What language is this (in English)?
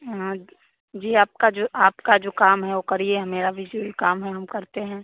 Hindi